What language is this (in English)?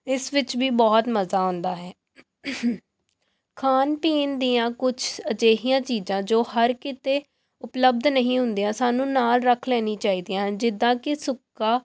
Punjabi